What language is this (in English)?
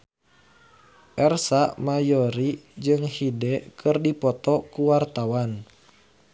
Sundanese